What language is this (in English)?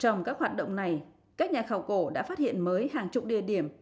Vietnamese